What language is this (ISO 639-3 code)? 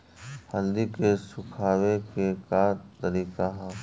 bho